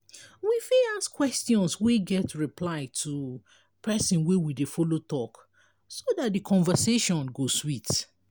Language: Nigerian Pidgin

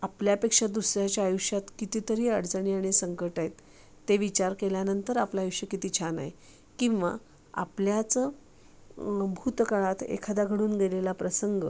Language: Marathi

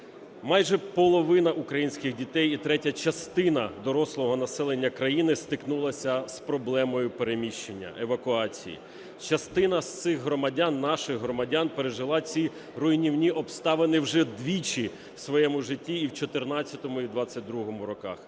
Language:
Ukrainian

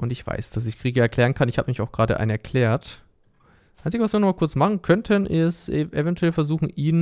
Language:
German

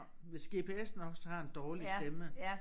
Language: Danish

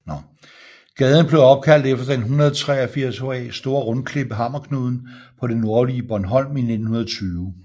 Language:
Danish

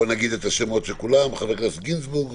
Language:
Hebrew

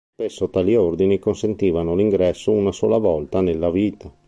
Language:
Italian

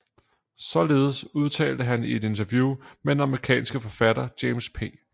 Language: Danish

